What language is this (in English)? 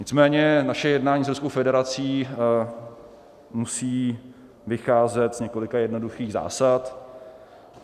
Czech